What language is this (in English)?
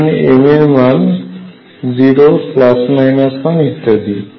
Bangla